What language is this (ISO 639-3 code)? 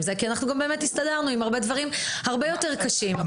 heb